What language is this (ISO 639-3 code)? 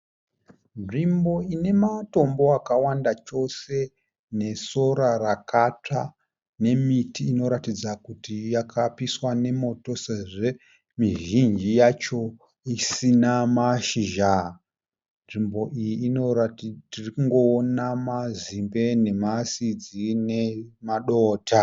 sna